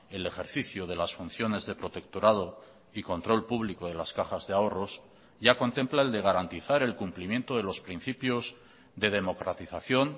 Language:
Spanish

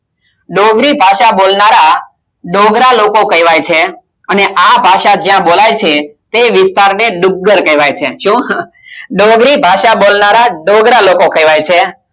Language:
Gujarati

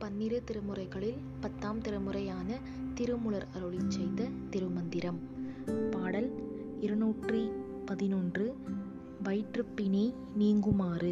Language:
Tamil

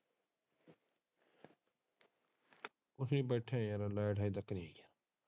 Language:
Punjabi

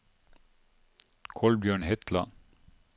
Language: Norwegian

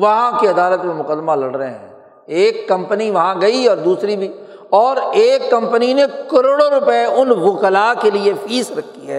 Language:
Urdu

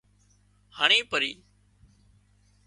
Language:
Wadiyara Koli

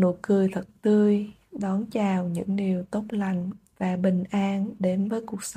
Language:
Vietnamese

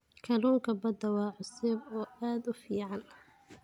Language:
Somali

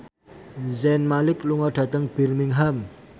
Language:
Javanese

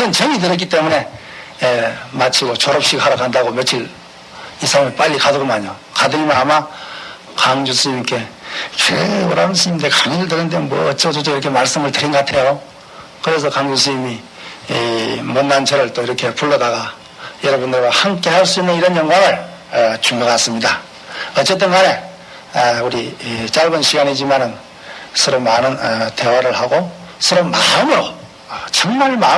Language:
Korean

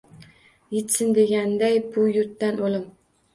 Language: Uzbek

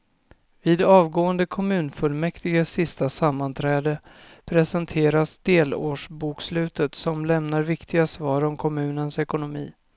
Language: Swedish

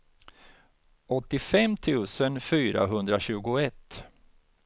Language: Swedish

